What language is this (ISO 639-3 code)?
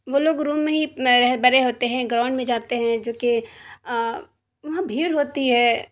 urd